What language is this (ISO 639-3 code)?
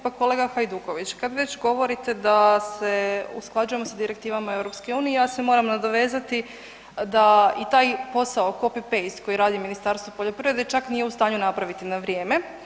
hrv